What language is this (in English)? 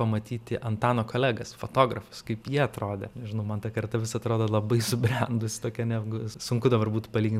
Lithuanian